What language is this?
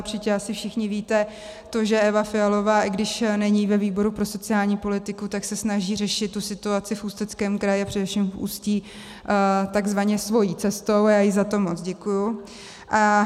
Czech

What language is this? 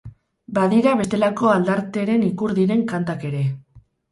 Basque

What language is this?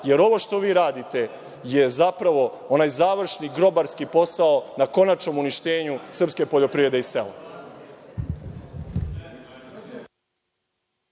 Serbian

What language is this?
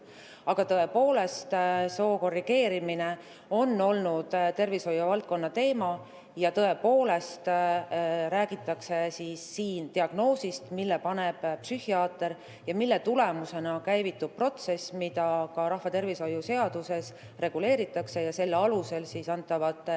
Estonian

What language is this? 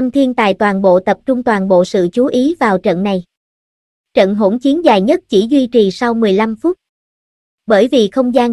Vietnamese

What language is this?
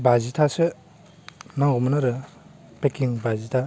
Bodo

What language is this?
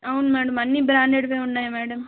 Telugu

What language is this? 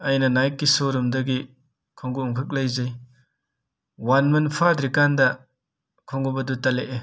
Manipuri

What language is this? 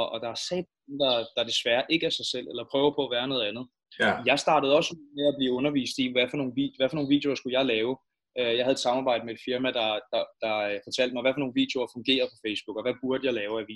Danish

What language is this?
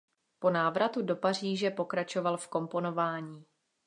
Czech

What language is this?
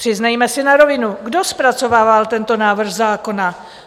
Czech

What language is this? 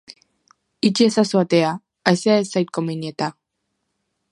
Basque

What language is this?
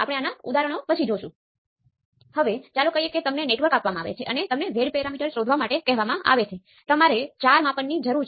Gujarati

